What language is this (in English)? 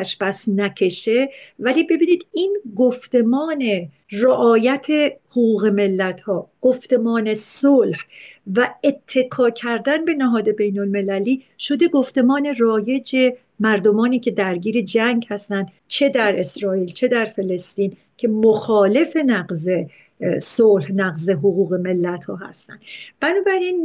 Persian